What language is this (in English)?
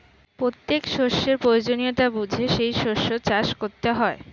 Bangla